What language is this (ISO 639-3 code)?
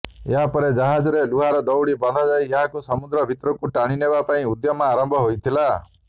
ori